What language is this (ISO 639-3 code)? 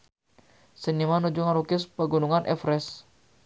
sun